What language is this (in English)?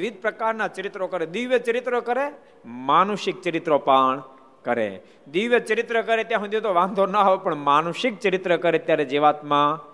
Gujarati